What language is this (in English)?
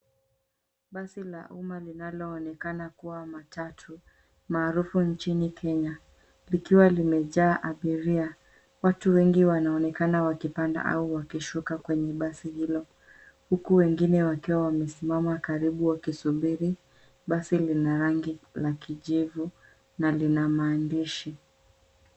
Swahili